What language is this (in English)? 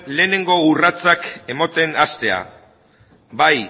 Basque